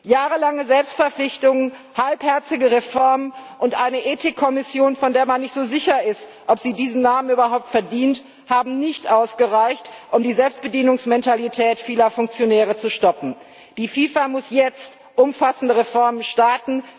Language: German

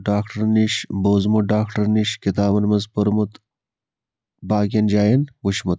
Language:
Kashmiri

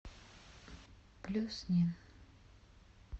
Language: Russian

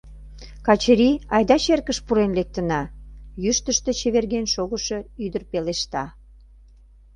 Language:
Mari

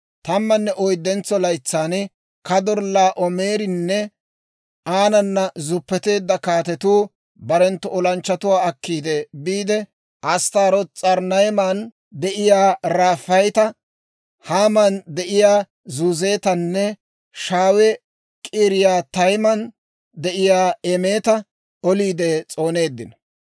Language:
Dawro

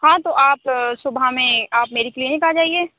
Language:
Urdu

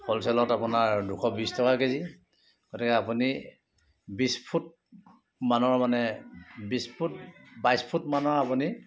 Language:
Assamese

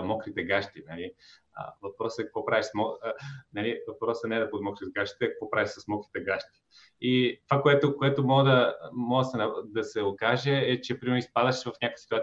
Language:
Bulgarian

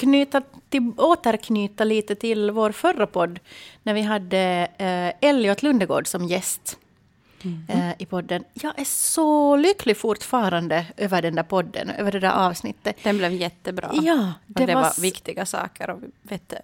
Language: Swedish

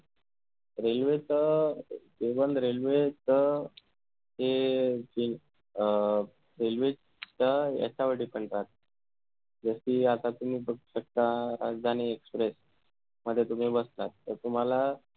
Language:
Marathi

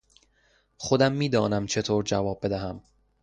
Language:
Persian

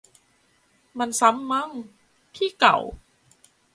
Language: Thai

